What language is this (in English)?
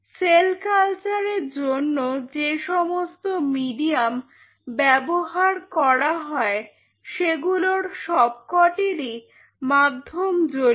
Bangla